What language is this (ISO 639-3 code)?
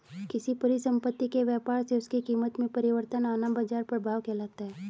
hin